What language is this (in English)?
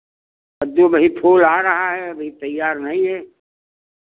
Hindi